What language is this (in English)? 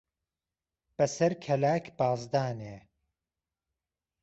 Central Kurdish